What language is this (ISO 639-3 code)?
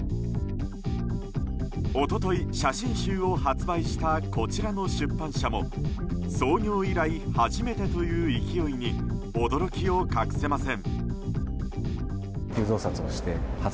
jpn